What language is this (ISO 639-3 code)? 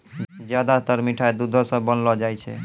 mai